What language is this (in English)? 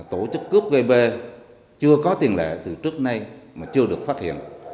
Vietnamese